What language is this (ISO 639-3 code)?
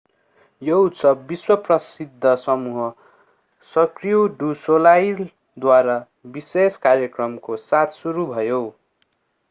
nep